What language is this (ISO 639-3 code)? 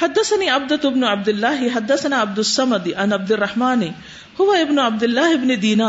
urd